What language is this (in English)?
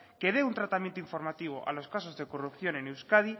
Spanish